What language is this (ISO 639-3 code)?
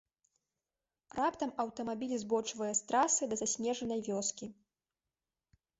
bel